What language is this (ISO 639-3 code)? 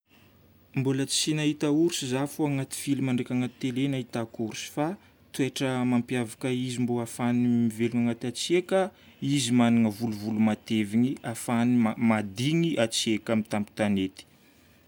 bmm